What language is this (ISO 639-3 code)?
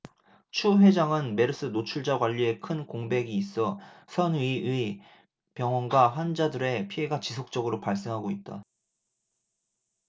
kor